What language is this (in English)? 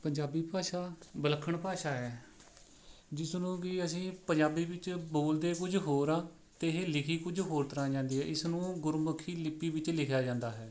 Punjabi